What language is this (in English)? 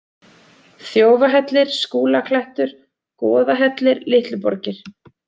Icelandic